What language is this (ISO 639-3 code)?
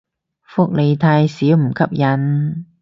yue